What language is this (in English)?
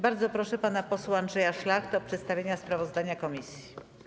Polish